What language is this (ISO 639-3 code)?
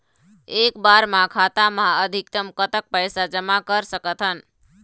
hne